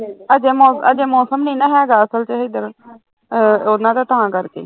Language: Punjabi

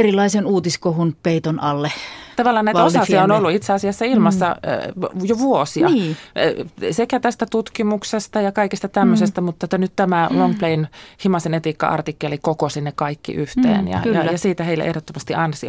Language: Finnish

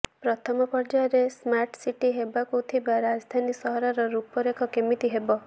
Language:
Odia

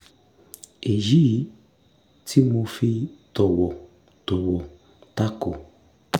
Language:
Yoruba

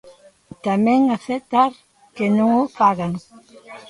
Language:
Galician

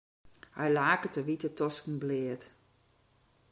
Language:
Western Frisian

